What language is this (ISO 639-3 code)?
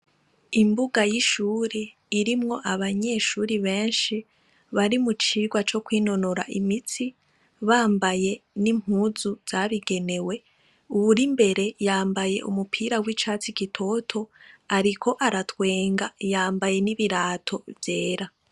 run